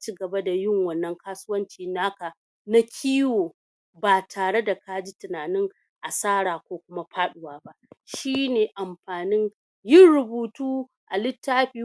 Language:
Hausa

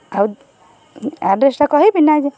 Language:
Odia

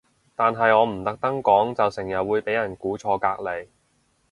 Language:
Cantonese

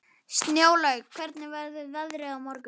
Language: Icelandic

